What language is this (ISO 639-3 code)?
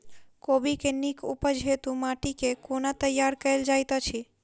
mai